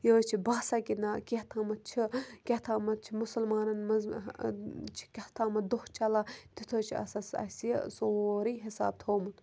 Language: Kashmiri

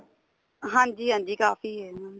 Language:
Punjabi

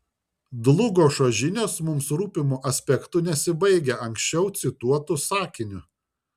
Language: Lithuanian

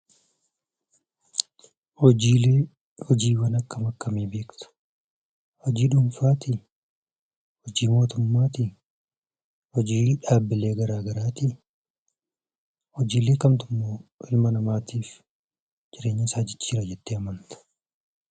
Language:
Oromo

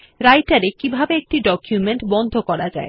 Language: Bangla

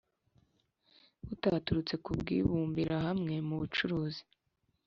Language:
Kinyarwanda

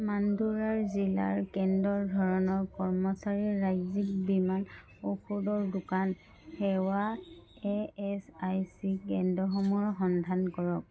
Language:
Assamese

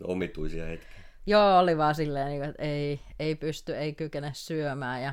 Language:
Finnish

